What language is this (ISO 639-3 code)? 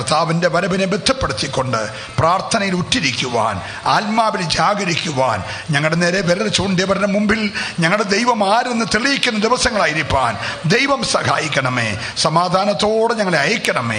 ron